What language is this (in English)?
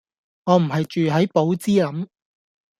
Cantonese